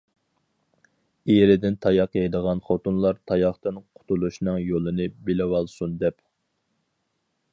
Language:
Uyghur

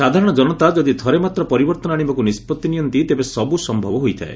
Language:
Odia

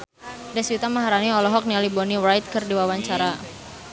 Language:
Sundanese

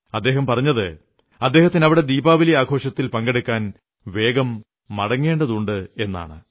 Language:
Malayalam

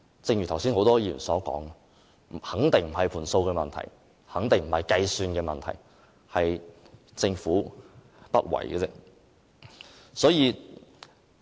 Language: Cantonese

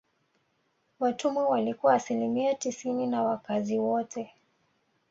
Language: Swahili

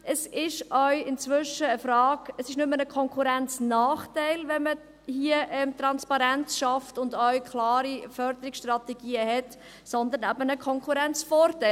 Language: Swiss German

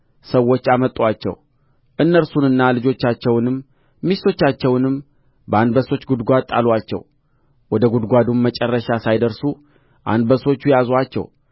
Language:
Amharic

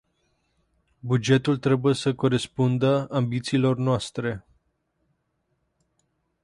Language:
Romanian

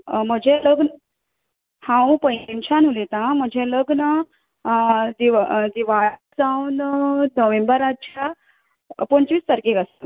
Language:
Konkani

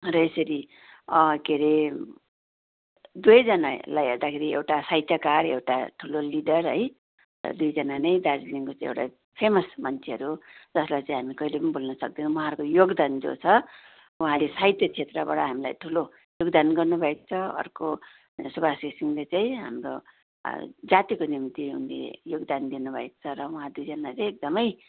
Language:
Nepali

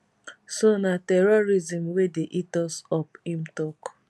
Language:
Nigerian Pidgin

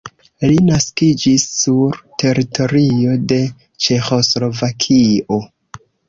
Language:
Esperanto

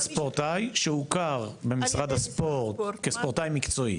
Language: Hebrew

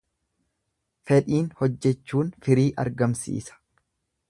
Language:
Oromo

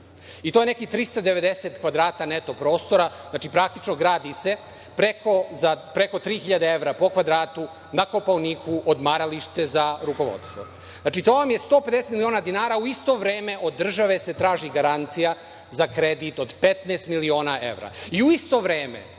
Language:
Serbian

